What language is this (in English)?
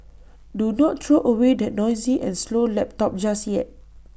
English